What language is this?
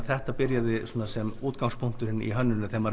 Icelandic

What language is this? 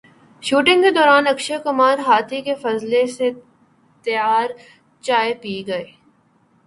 Urdu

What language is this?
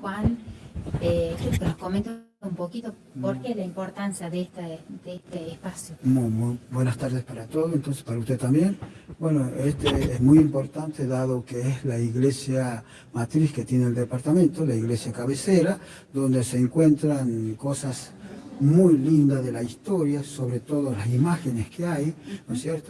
Spanish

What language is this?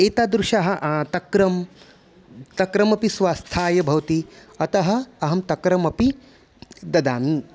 Sanskrit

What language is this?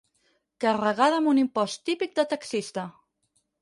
Catalan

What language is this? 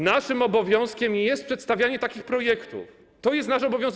Polish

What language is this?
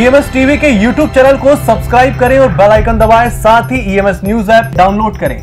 Hindi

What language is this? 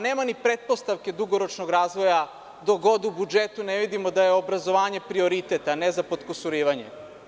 Serbian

